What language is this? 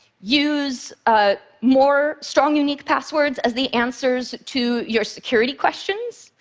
English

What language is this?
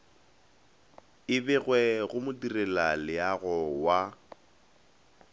Northern Sotho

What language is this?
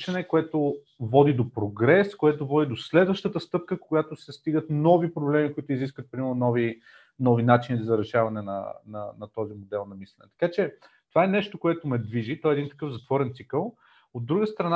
Bulgarian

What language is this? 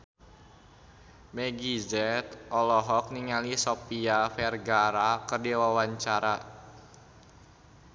Sundanese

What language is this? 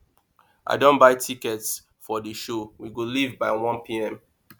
Nigerian Pidgin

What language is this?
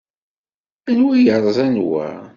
Kabyle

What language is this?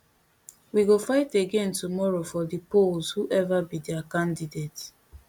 Nigerian Pidgin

